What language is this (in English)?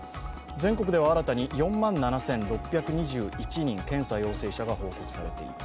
Japanese